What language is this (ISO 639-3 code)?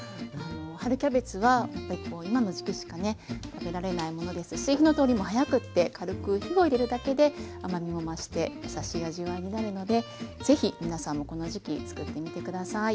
jpn